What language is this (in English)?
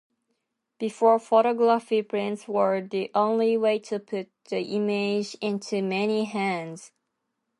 English